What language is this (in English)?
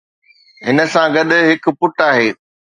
Sindhi